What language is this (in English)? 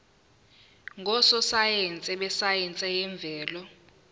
Zulu